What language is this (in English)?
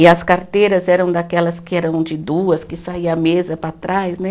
Portuguese